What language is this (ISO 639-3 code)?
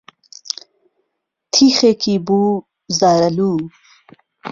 ckb